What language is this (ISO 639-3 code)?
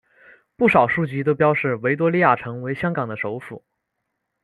zho